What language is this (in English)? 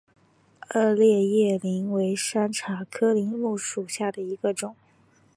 Chinese